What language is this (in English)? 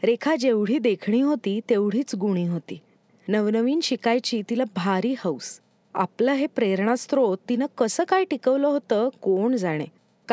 Marathi